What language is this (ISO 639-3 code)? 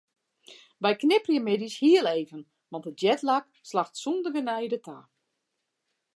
fry